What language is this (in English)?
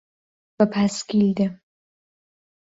Central Kurdish